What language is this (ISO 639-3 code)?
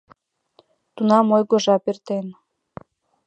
chm